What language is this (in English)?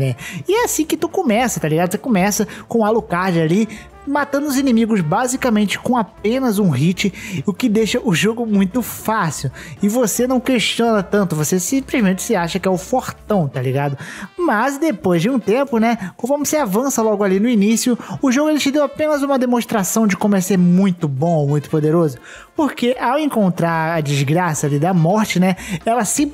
Portuguese